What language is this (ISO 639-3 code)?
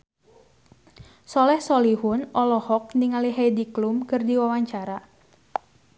sun